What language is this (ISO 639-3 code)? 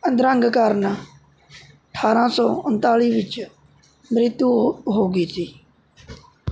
pan